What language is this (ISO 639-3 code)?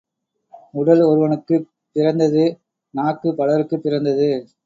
tam